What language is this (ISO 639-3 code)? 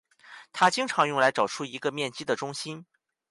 zho